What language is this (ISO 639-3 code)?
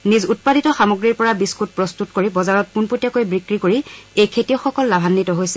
asm